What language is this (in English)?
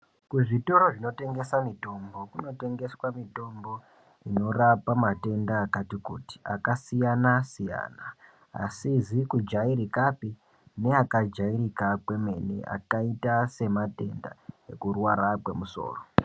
Ndau